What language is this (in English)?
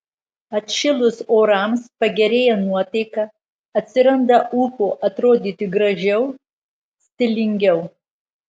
Lithuanian